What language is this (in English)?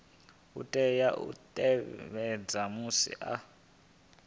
Venda